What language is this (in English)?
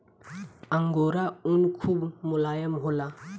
Bhojpuri